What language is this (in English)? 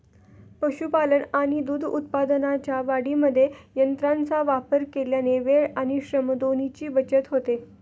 Marathi